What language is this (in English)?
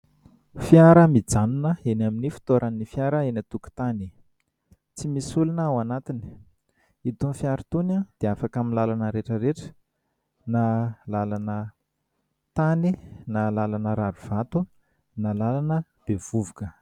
Malagasy